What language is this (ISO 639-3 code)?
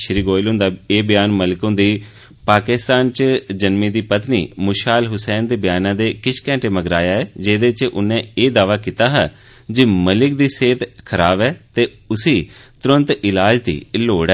doi